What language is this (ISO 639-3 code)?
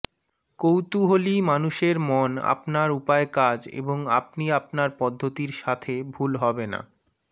ben